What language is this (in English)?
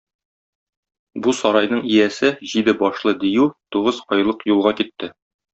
Tatar